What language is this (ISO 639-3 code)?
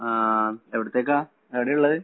mal